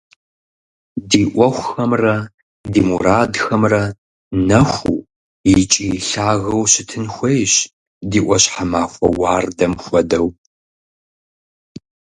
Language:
Kabardian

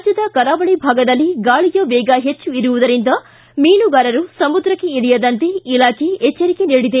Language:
Kannada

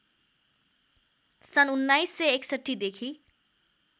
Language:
Nepali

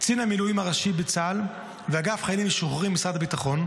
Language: Hebrew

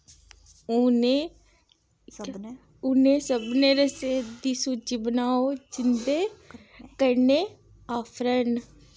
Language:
Dogri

